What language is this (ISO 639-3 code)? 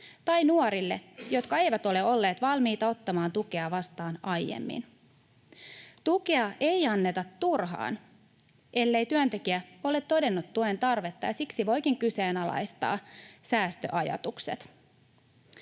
fin